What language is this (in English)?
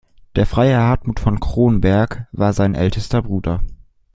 German